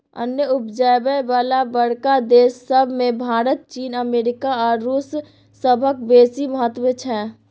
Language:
Maithili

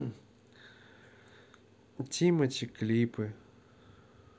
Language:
Russian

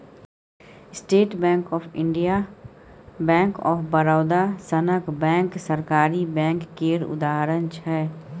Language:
Maithili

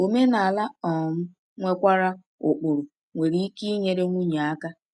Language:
Igbo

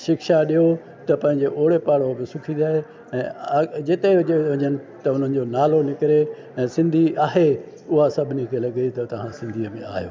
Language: Sindhi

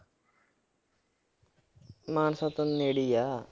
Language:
Punjabi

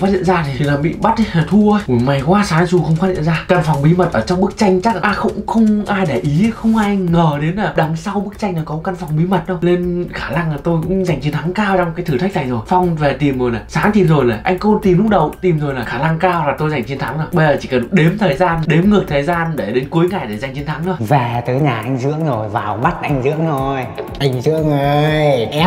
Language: Vietnamese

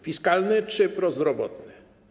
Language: Polish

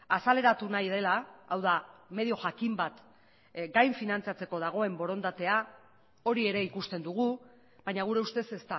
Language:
Basque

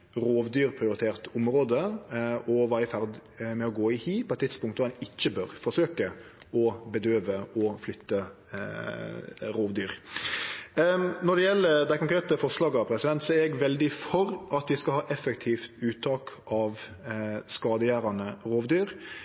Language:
Norwegian Nynorsk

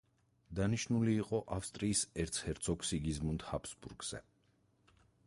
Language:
Georgian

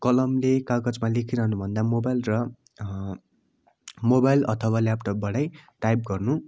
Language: Nepali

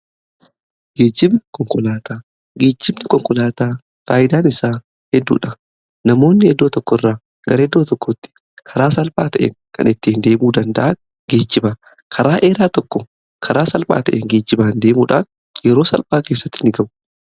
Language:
Oromo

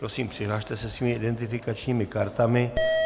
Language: Czech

